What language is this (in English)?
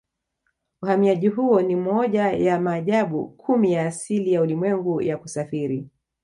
Swahili